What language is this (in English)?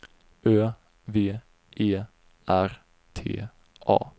Swedish